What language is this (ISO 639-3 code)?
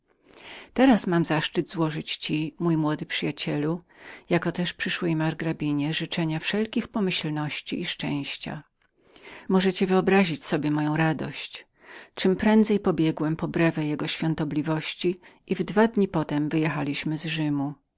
pol